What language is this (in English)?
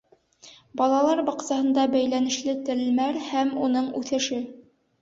Bashkir